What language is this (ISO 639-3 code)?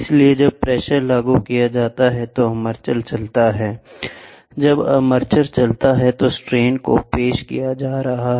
hin